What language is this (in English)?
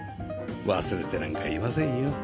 Japanese